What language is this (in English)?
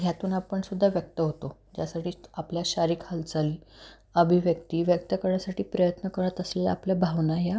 Marathi